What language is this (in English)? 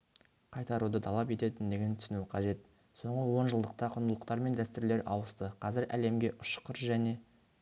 Kazakh